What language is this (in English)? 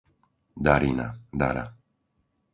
Slovak